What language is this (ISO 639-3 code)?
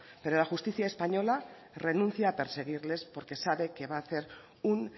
spa